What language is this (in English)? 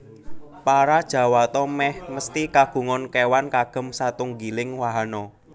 Javanese